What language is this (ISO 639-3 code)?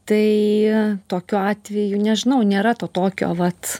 lit